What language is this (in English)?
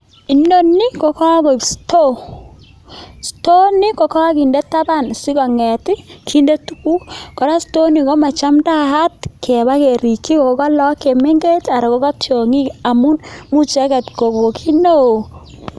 Kalenjin